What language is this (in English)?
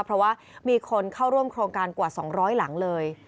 Thai